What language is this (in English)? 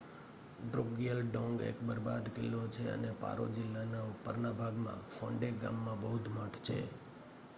Gujarati